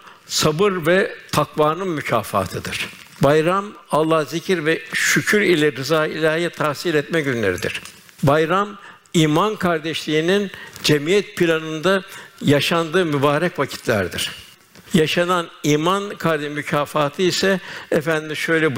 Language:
Turkish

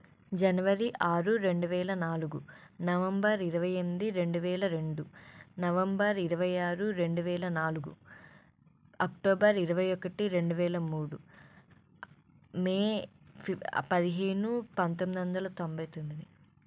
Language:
Telugu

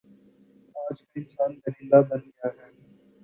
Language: Urdu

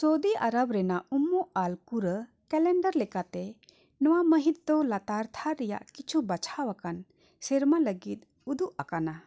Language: Santali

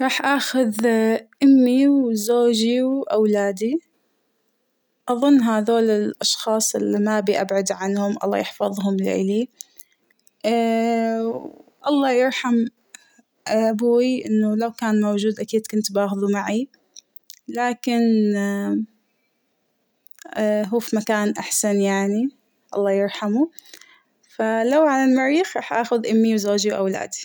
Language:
Hijazi Arabic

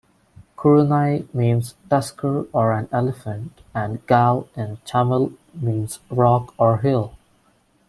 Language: English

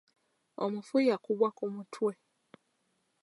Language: Ganda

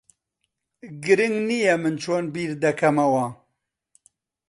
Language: Central Kurdish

